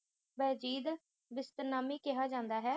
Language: Punjabi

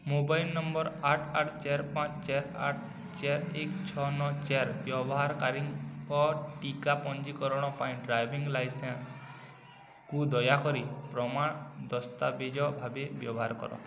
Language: Odia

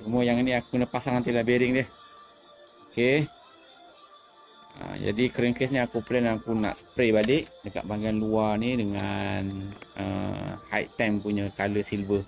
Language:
Malay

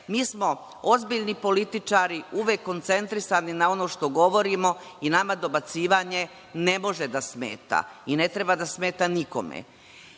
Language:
Serbian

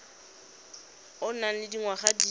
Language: Tswana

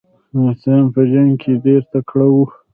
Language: Pashto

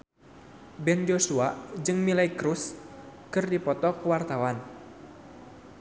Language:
Sundanese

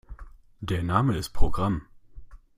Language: German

